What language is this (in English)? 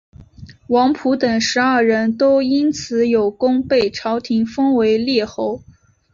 Chinese